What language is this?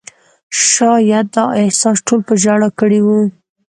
Pashto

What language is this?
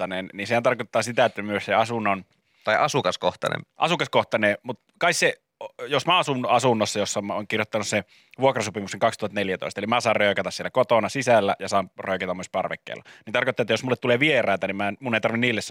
Finnish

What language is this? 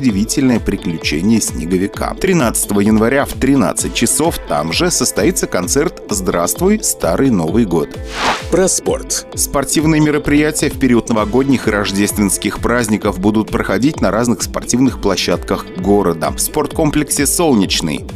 Russian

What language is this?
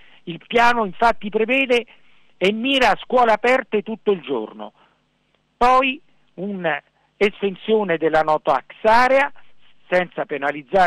Italian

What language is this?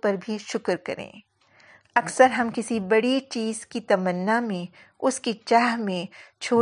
Urdu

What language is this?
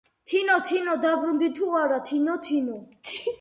Georgian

